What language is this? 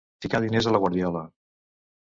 Catalan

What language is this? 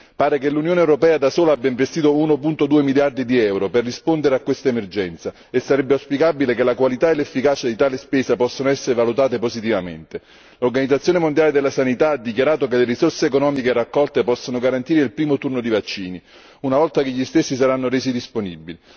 Italian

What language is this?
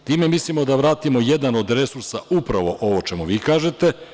Serbian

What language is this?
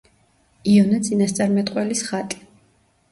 Georgian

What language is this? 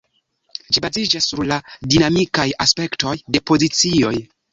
Esperanto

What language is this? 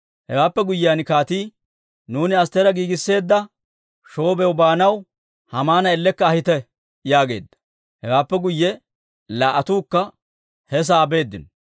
Dawro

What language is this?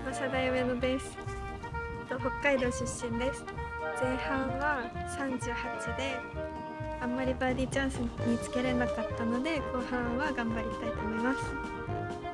Japanese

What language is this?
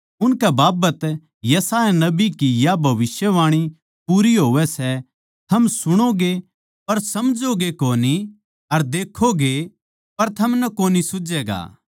Haryanvi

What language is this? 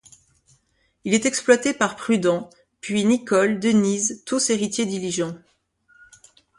French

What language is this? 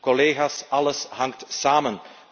Dutch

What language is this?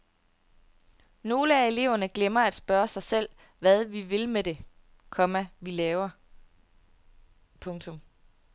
Danish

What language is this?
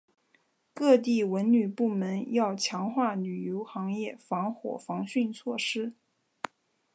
Chinese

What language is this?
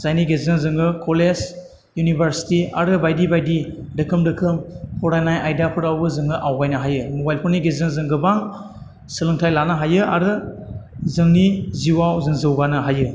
Bodo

